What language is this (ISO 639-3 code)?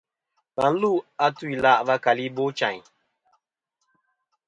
bkm